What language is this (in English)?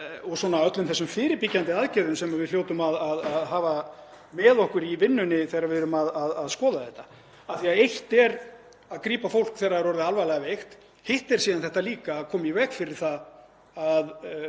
Icelandic